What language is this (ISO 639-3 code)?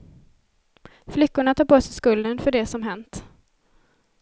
swe